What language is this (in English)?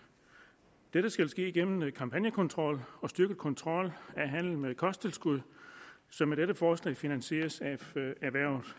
Danish